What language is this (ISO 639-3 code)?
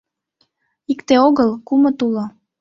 chm